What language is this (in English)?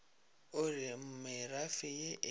Northern Sotho